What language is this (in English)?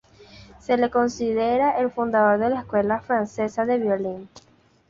Spanish